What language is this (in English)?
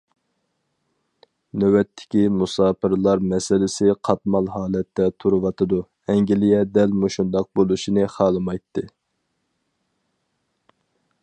Uyghur